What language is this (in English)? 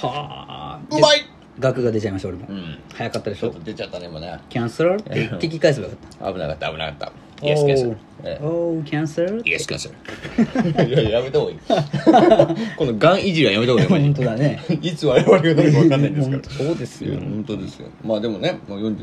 Japanese